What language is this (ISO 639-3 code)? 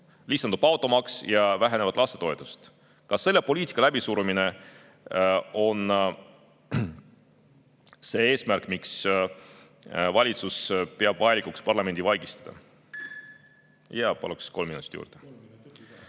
est